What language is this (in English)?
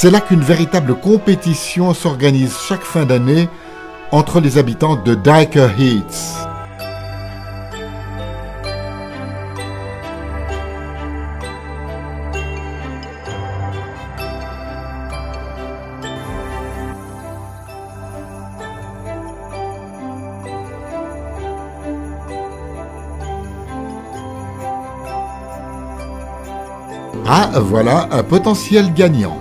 French